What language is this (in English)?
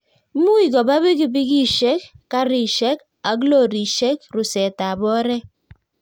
Kalenjin